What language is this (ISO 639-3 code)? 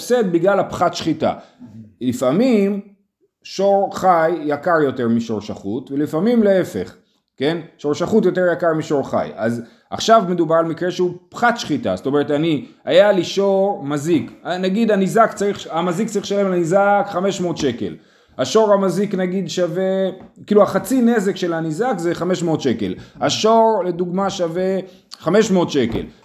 heb